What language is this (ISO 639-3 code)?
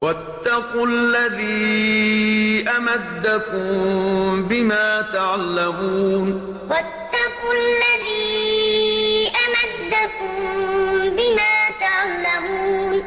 ara